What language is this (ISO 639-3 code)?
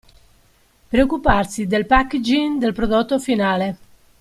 ita